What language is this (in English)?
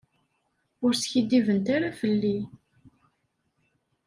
Kabyle